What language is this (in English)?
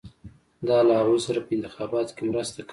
Pashto